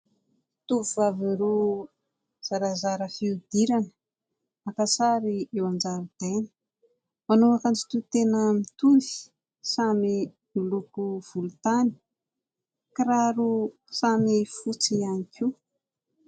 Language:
Malagasy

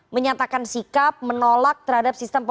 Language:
Indonesian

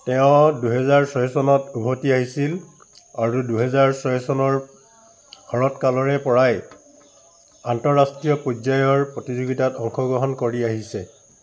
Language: Assamese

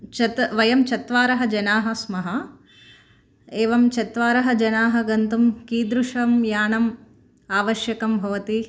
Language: Sanskrit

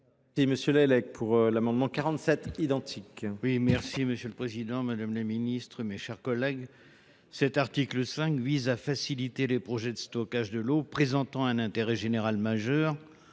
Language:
French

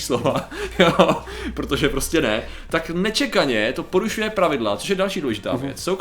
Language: Czech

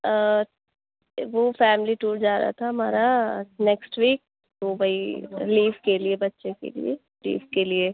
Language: Urdu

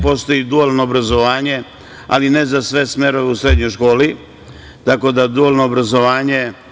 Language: Serbian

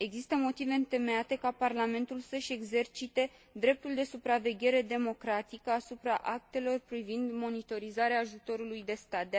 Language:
Romanian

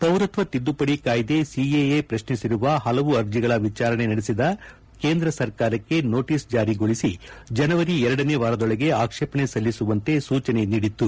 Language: Kannada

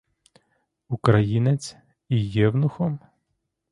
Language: Ukrainian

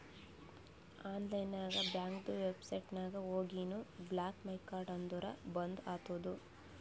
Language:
Kannada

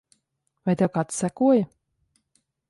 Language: Latvian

